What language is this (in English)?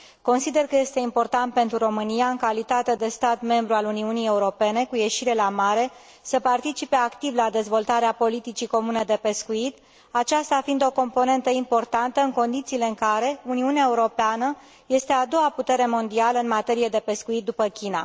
Romanian